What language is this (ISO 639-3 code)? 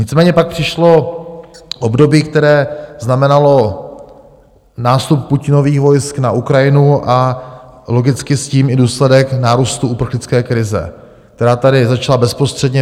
ces